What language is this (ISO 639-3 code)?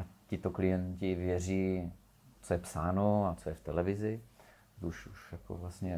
ces